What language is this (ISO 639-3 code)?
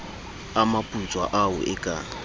sot